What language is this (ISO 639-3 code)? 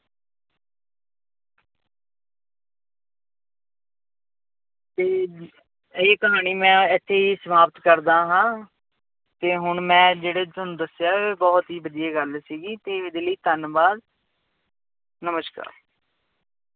pan